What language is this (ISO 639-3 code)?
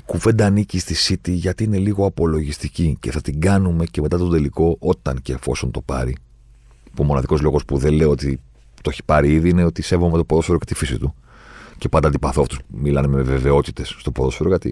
ell